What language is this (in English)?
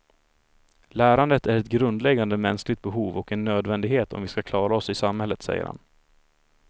Swedish